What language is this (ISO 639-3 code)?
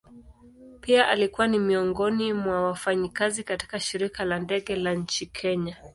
swa